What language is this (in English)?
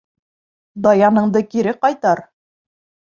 Bashkir